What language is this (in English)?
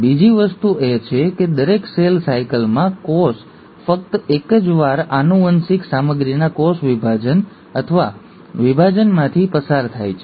Gujarati